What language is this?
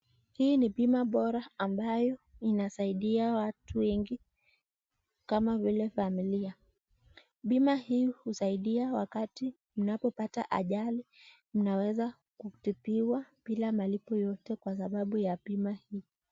Swahili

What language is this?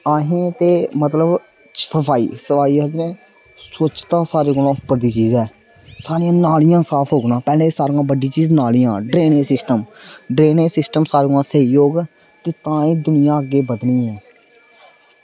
Dogri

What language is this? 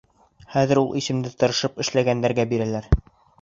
Bashkir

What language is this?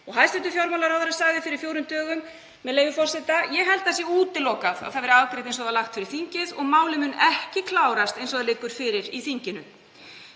Icelandic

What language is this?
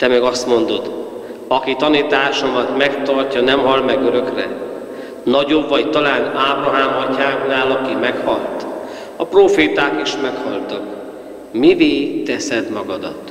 Hungarian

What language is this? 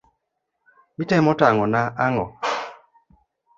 Luo (Kenya and Tanzania)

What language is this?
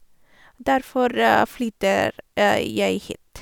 Norwegian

